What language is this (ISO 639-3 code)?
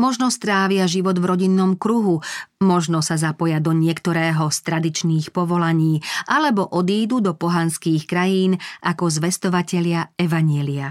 slk